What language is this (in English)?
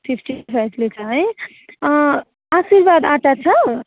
Nepali